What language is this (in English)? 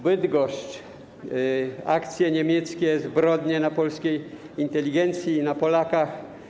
Polish